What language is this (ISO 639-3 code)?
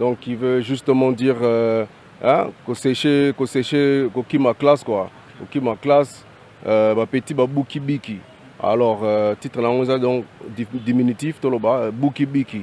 fra